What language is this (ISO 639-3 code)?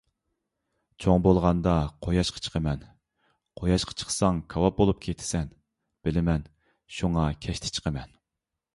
uig